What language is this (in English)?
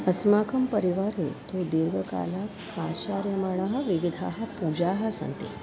Sanskrit